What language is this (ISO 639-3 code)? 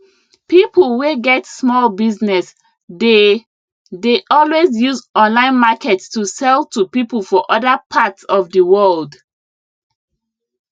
pcm